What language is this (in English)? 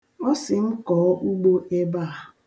Igbo